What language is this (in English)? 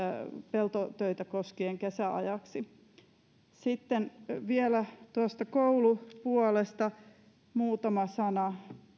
Finnish